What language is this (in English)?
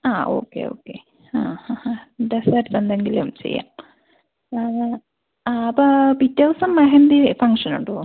Malayalam